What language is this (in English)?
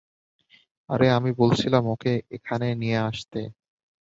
Bangla